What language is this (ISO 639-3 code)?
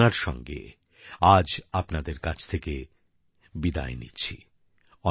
ben